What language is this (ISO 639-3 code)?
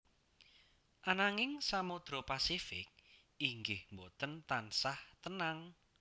jav